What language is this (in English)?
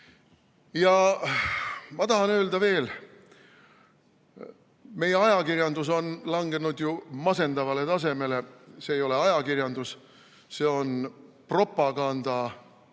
Estonian